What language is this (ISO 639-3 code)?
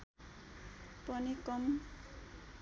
nep